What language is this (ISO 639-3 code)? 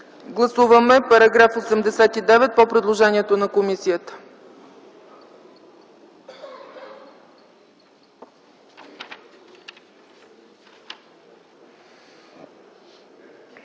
bul